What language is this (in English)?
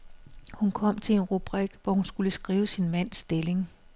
Danish